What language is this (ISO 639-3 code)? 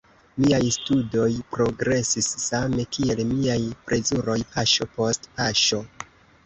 epo